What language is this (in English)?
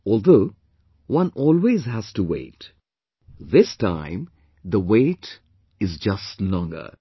English